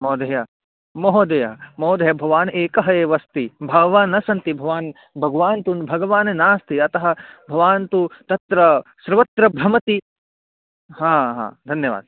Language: Sanskrit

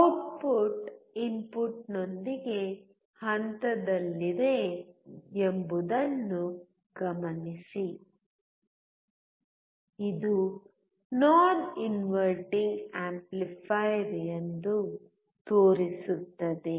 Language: Kannada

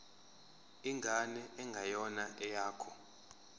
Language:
Zulu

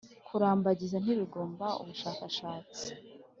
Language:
Kinyarwanda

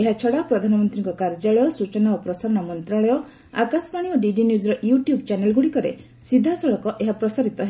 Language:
Odia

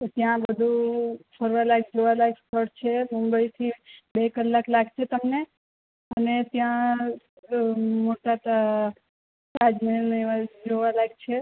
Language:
Gujarati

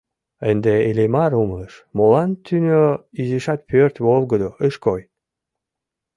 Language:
Mari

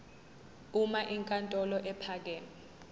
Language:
Zulu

